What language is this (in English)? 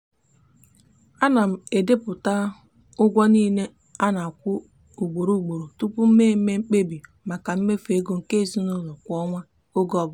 Igbo